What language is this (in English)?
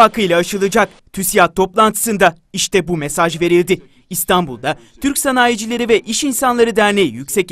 Turkish